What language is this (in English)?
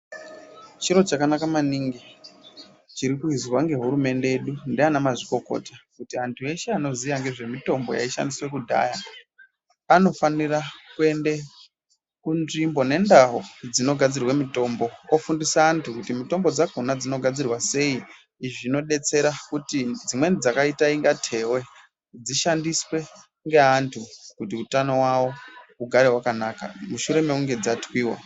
Ndau